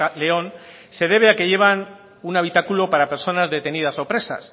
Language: Spanish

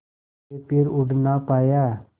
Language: Hindi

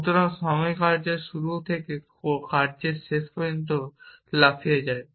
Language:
Bangla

